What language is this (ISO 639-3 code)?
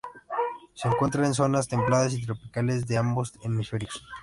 spa